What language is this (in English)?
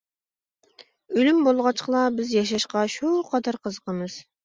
Uyghur